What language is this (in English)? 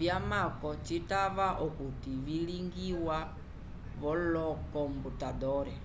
Umbundu